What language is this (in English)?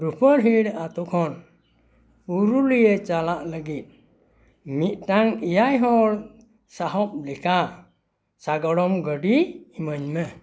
Santali